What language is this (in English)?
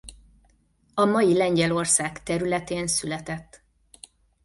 Hungarian